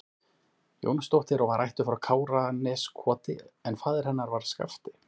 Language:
Icelandic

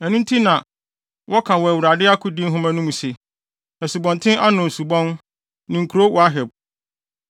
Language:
Akan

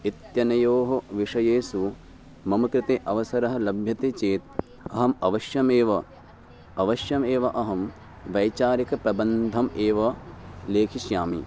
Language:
Sanskrit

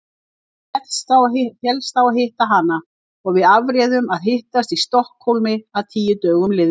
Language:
Icelandic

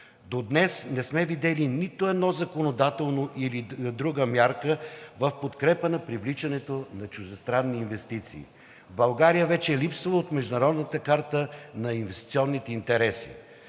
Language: Bulgarian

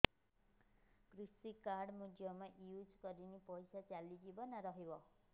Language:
Odia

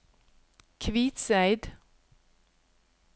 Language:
Norwegian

